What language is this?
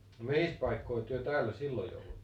Finnish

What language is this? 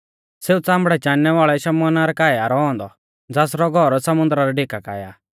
Mahasu Pahari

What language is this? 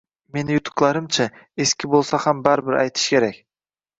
Uzbek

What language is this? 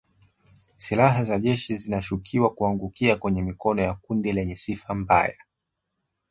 Swahili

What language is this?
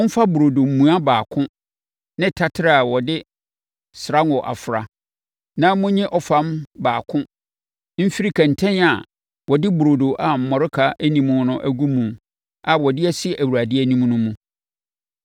Akan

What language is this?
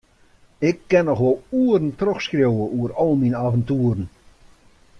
Western Frisian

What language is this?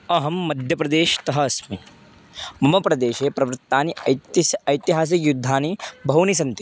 Sanskrit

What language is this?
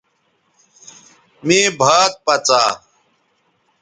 Bateri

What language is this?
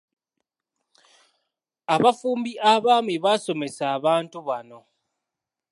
Ganda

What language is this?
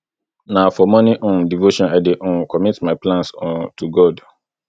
Nigerian Pidgin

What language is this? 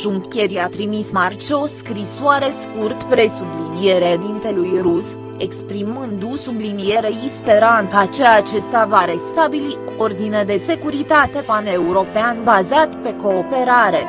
Romanian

